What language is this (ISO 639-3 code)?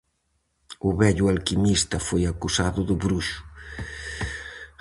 glg